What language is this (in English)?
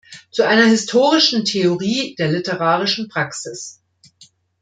German